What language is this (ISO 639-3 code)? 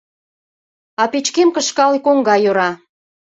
chm